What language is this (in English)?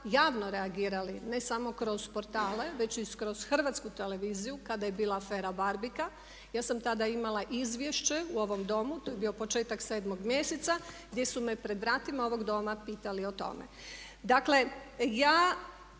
Croatian